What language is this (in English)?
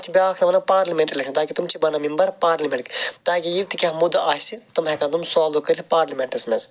Kashmiri